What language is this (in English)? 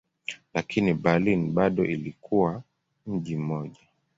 Swahili